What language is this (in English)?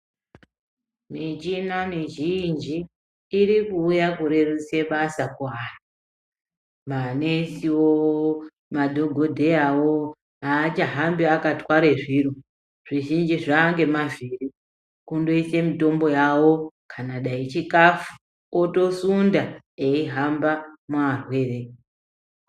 Ndau